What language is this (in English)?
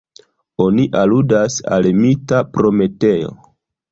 Esperanto